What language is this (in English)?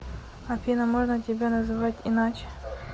Russian